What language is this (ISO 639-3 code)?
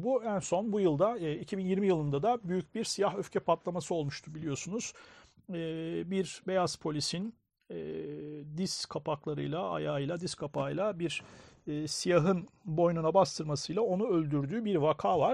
tur